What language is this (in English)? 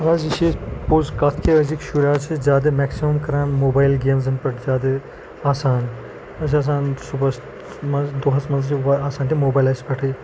Kashmiri